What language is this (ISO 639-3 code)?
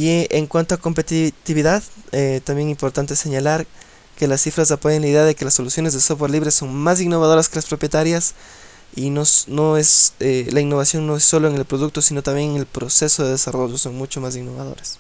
spa